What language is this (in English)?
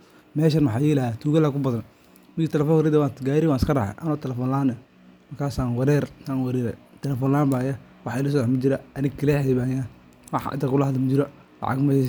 Somali